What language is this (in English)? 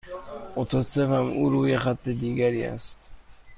Persian